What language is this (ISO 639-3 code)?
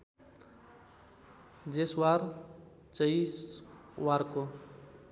nep